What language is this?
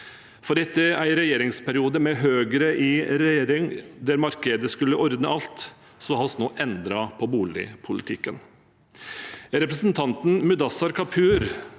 Norwegian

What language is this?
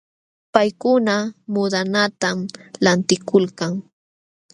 Jauja Wanca Quechua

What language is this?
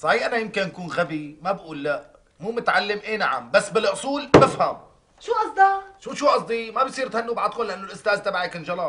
Arabic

